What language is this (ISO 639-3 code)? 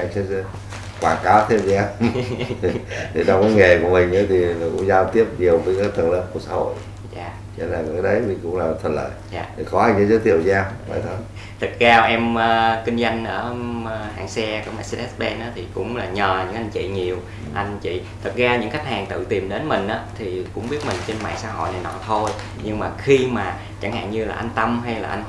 vie